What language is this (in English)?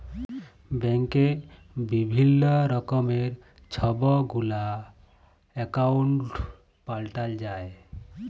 Bangla